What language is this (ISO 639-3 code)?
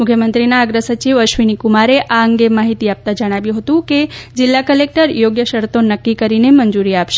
guj